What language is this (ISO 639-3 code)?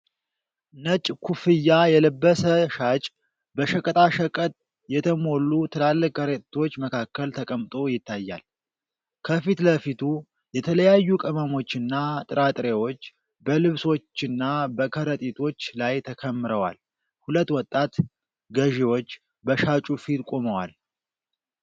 amh